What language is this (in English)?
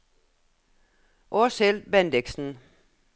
Norwegian